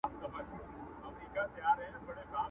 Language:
Pashto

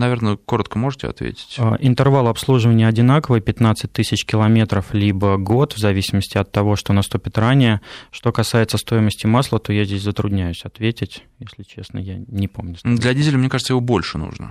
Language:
Russian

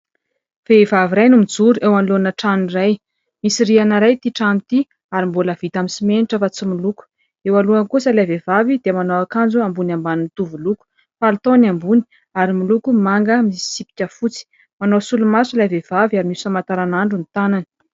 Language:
Malagasy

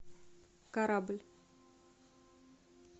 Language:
Russian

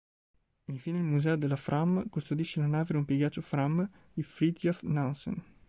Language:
Italian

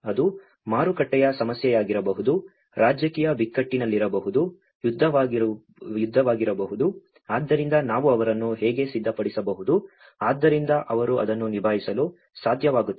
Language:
Kannada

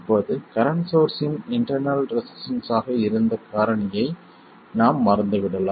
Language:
Tamil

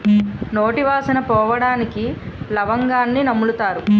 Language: Telugu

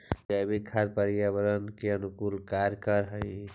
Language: Magahi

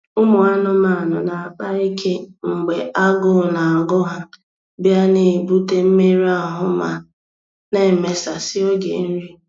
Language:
Igbo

